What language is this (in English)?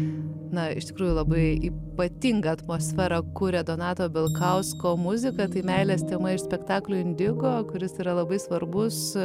Lithuanian